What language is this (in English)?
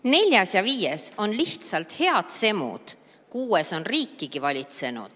Estonian